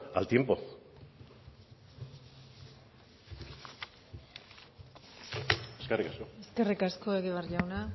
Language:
Basque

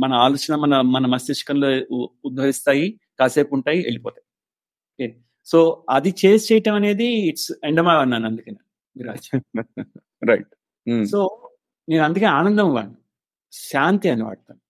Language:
Telugu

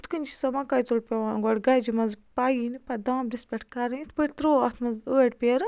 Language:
Kashmiri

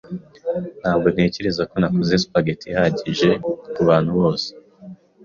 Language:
Kinyarwanda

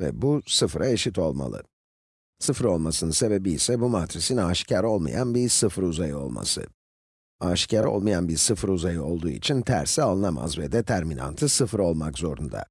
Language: Turkish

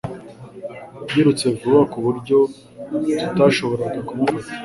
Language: Kinyarwanda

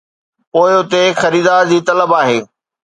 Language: Sindhi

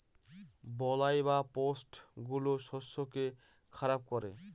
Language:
Bangla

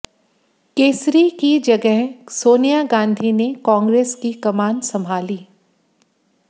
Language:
Hindi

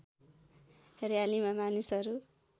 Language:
Nepali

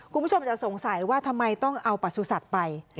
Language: Thai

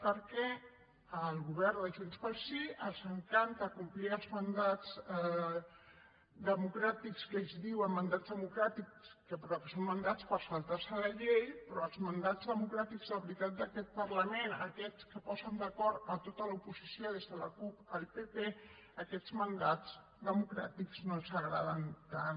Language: Catalan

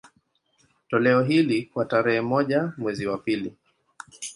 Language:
Swahili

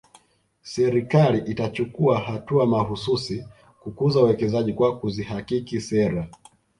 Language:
Swahili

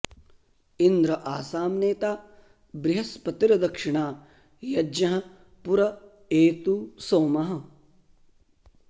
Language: Sanskrit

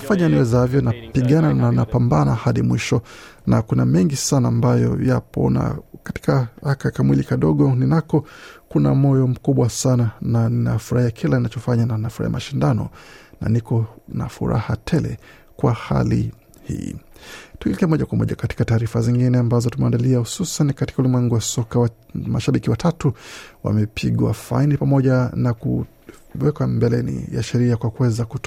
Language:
Swahili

